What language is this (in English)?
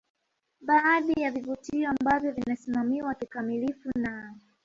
Swahili